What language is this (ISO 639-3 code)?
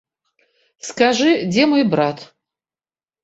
bel